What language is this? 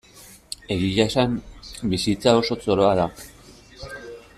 Basque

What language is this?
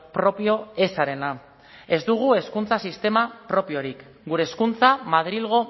Basque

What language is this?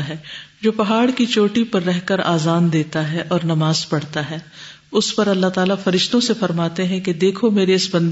Urdu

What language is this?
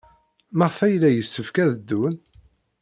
Kabyle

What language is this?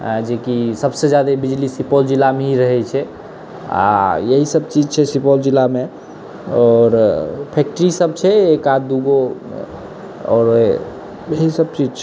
Maithili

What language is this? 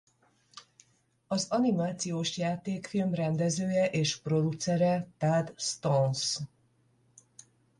Hungarian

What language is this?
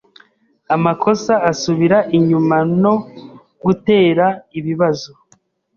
Kinyarwanda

